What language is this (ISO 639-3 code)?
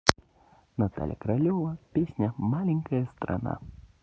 rus